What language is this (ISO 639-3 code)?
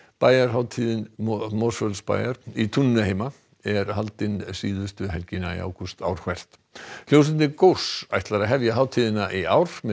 isl